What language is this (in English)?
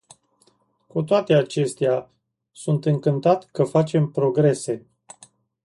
Romanian